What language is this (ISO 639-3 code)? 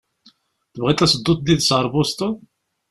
kab